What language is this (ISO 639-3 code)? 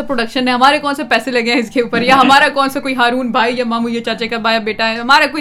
urd